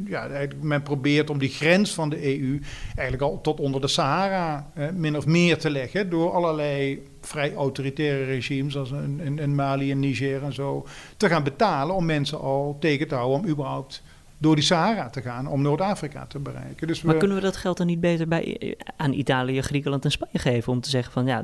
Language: Dutch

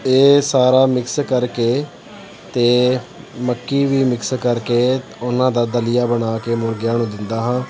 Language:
Punjabi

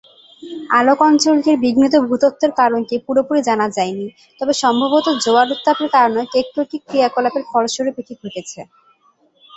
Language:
Bangla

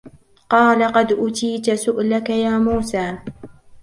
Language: Arabic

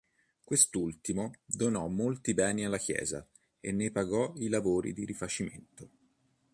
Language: Italian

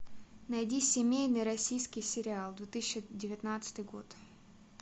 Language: Russian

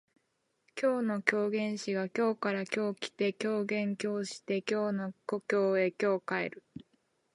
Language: Japanese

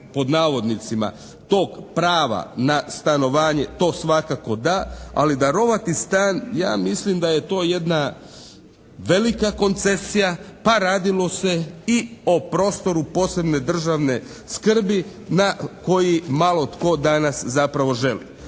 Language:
Croatian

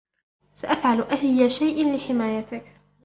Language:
Arabic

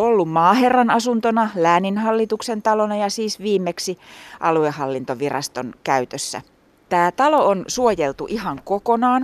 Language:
Finnish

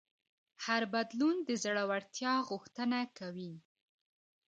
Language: Pashto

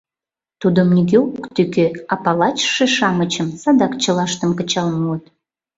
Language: Mari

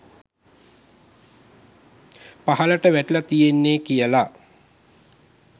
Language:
Sinhala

